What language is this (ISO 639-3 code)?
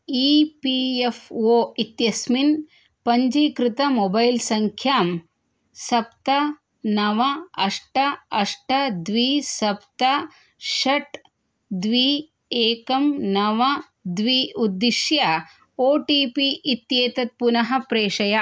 san